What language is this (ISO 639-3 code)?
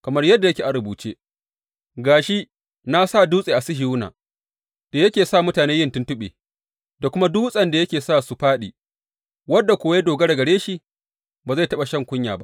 hau